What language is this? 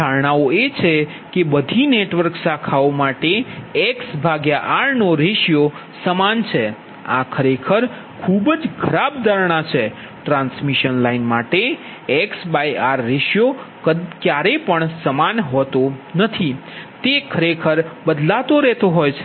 Gujarati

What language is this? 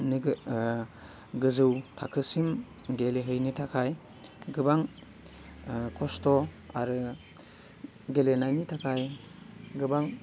Bodo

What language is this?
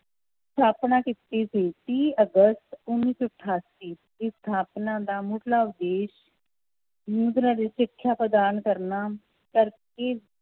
Punjabi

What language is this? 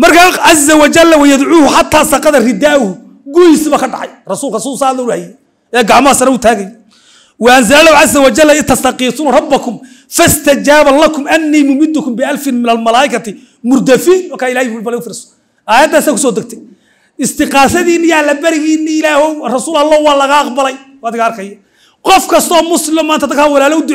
Arabic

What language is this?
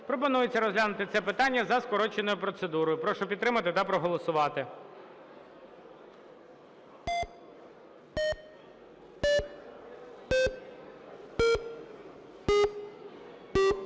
Ukrainian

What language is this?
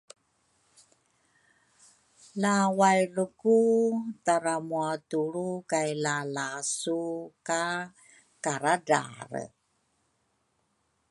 Rukai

